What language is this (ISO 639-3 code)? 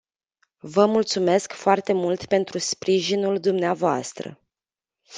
ron